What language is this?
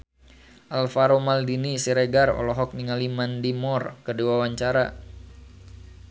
Sundanese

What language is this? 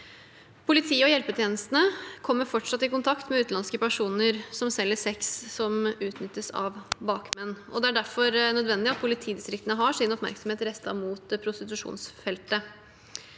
Norwegian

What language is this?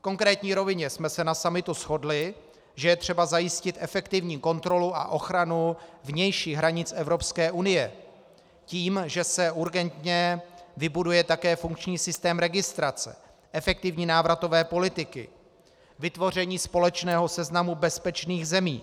Czech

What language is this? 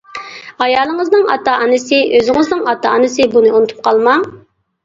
Uyghur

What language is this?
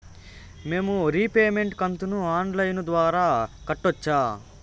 Telugu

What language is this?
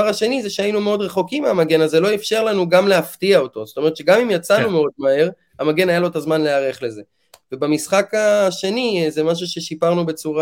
Hebrew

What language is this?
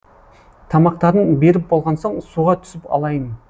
Kazakh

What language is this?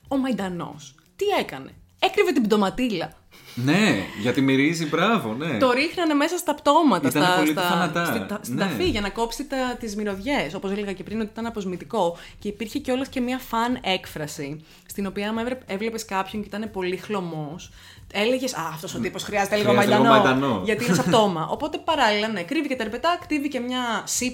Greek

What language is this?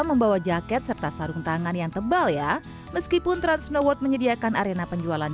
Indonesian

